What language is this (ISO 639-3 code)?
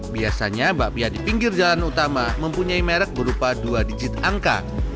ind